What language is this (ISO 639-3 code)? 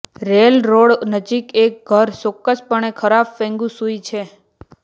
guj